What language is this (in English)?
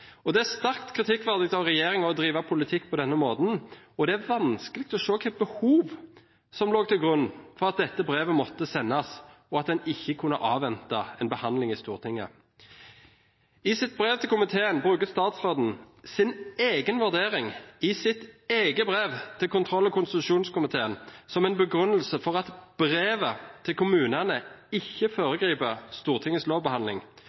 Norwegian Bokmål